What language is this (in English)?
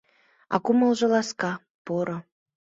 Mari